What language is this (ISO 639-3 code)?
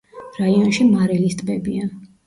kat